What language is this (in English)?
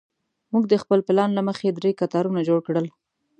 Pashto